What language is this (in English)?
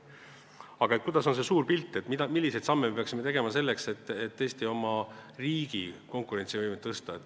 Estonian